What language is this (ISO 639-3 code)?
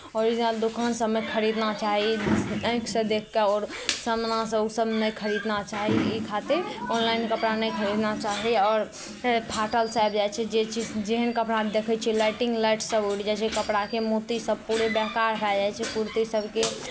mai